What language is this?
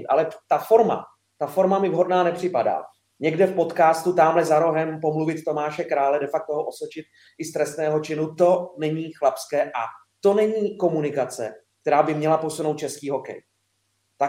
Czech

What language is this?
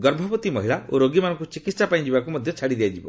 Odia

